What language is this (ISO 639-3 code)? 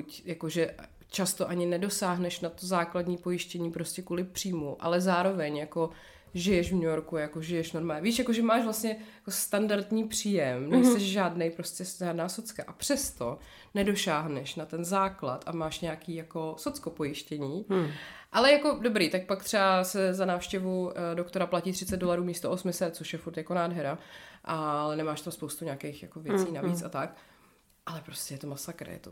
ces